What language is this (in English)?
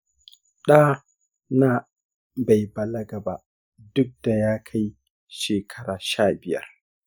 Hausa